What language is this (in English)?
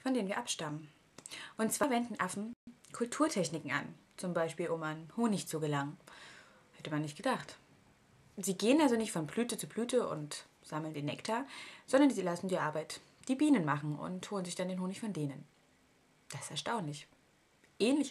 German